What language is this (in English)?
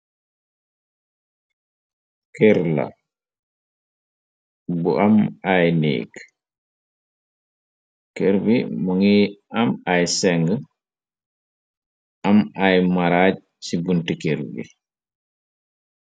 Wolof